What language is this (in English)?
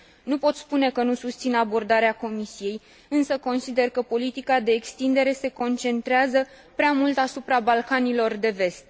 Romanian